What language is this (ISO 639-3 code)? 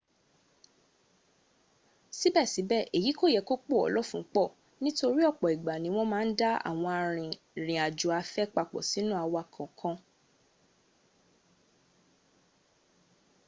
yor